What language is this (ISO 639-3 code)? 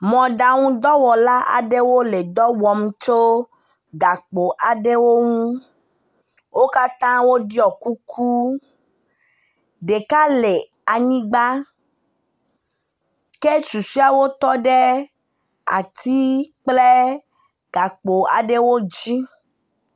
ewe